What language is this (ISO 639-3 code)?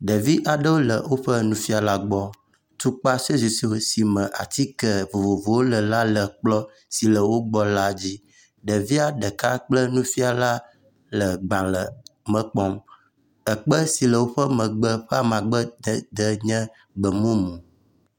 ewe